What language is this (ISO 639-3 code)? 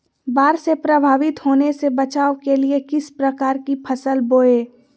mag